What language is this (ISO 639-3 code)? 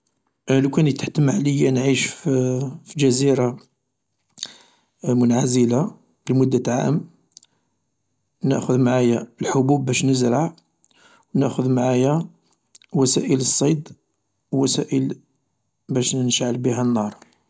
arq